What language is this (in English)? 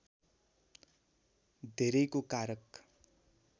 Nepali